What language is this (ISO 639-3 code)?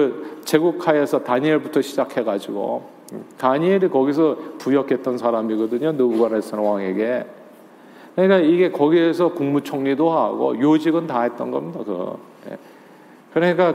kor